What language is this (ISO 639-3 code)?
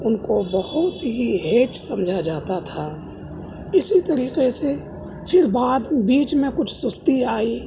urd